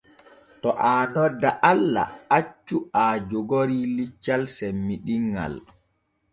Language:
Borgu Fulfulde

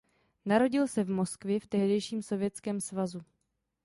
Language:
Czech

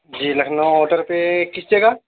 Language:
Urdu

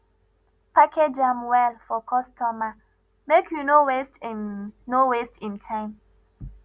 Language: Nigerian Pidgin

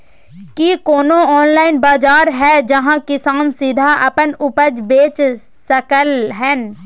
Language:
Maithili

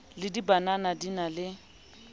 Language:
Southern Sotho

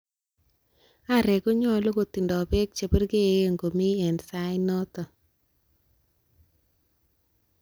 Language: Kalenjin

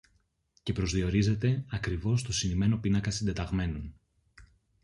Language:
Greek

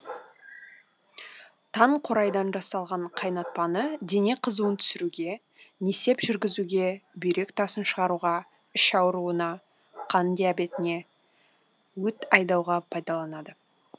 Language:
Kazakh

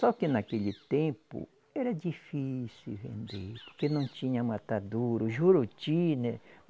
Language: Portuguese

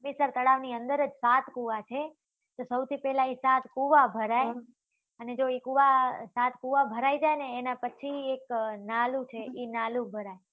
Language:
Gujarati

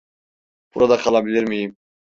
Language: Turkish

